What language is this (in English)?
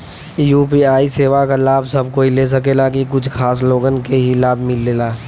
Bhojpuri